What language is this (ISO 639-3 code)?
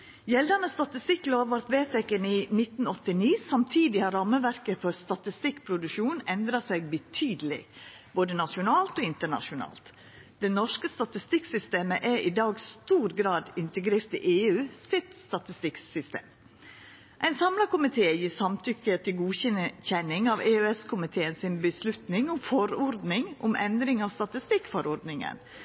nno